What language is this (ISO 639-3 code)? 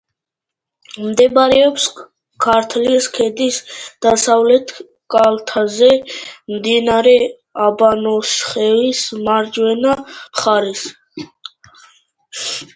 kat